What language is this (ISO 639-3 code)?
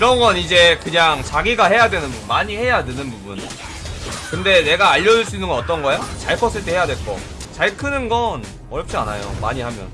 kor